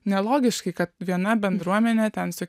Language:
Lithuanian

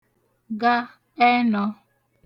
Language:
Igbo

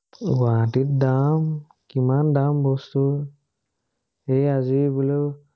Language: Assamese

